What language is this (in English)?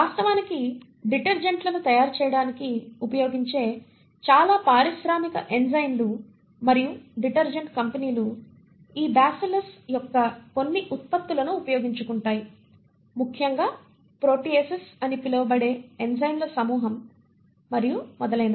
Telugu